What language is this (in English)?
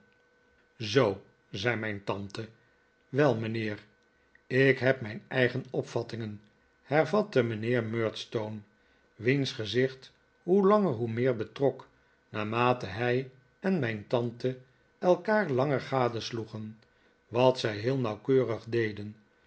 Dutch